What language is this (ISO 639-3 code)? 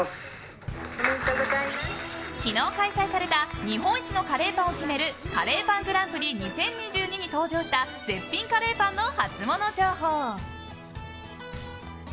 jpn